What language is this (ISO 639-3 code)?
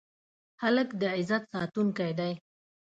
pus